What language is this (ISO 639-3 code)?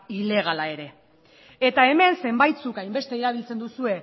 eus